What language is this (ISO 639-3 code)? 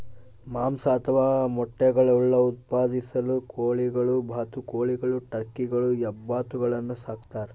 kan